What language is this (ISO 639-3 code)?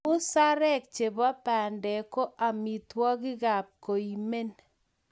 kln